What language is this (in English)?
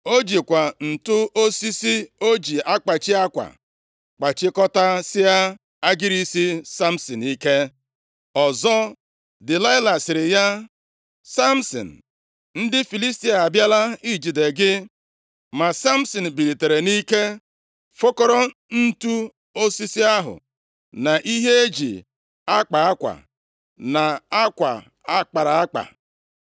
Igbo